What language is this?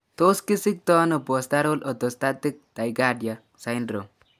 Kalenjin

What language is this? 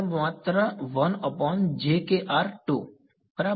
Gujarati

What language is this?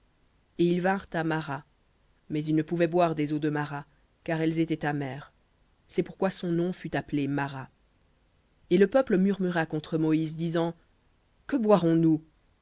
French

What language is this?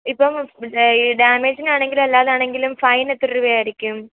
Malayalam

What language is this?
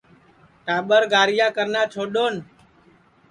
Sansi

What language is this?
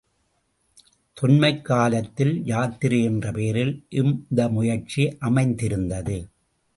Tamil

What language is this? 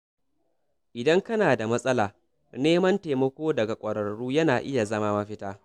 Hausa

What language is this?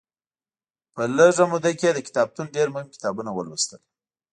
Pashto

